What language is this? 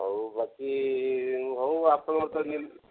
Odia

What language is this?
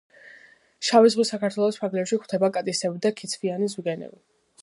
Georgian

